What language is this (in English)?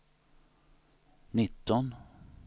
Swedish